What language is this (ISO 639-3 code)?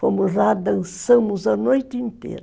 por